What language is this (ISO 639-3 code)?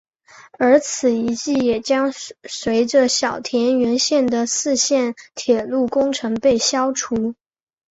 zho